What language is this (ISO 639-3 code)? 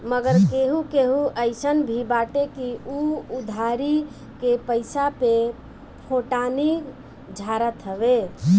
bho